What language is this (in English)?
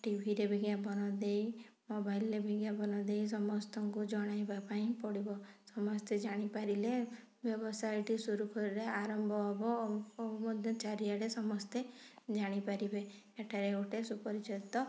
Odia